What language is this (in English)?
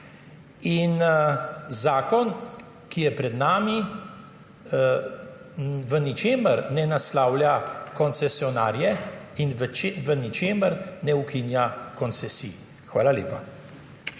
Slovenian